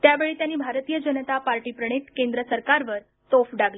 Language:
Marathi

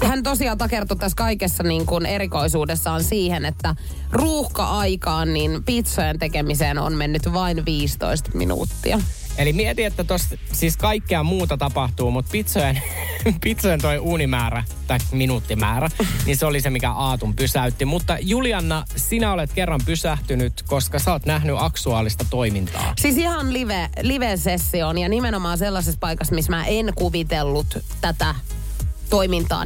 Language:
Finnish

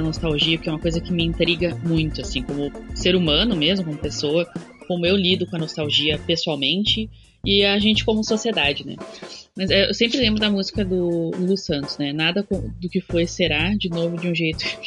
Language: Portuguese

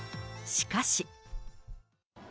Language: Japanese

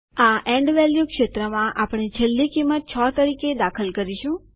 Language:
Gujarati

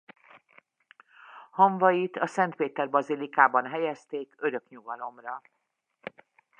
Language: Hungarian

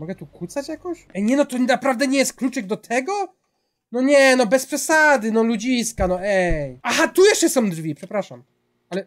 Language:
Polish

